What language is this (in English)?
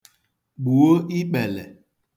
Igbo